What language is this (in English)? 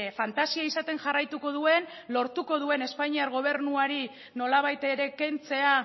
Basque